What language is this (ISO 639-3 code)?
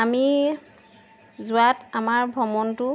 asm